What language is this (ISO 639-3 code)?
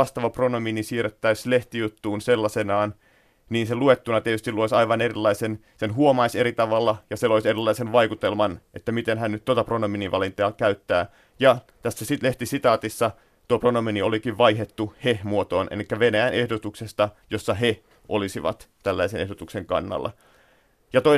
fin